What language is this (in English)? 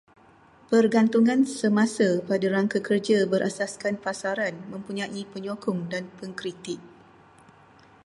Malay